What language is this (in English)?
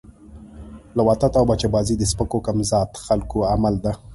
Pashto